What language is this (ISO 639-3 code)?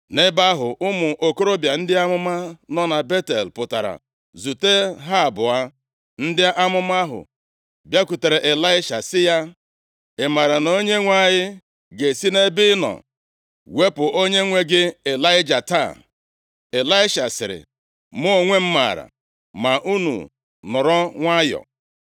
ibo